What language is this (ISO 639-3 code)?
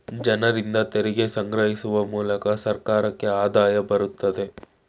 kan